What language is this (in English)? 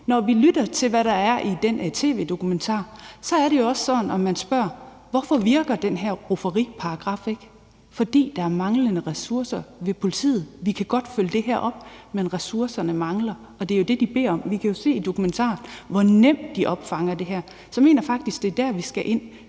Danish